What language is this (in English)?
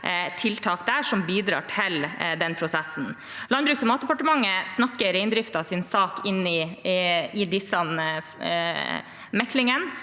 Norwegian